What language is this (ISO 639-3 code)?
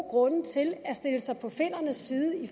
dan